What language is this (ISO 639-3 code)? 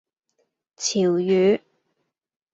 yue